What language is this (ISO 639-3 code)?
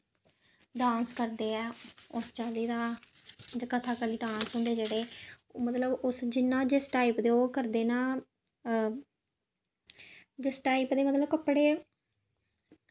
doi